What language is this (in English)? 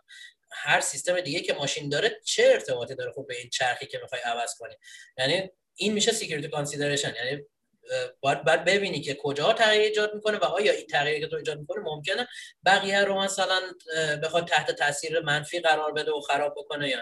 Persian